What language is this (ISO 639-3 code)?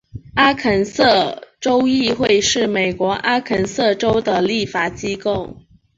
zho